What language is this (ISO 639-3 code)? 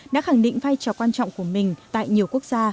vie